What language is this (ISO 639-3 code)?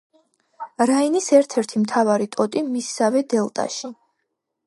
kat